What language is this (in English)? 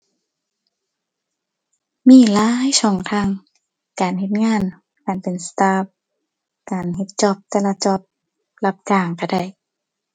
Thai